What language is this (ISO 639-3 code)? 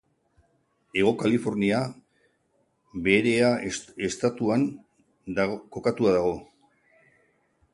eus